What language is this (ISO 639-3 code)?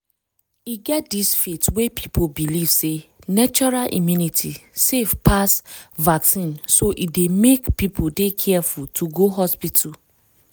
pcm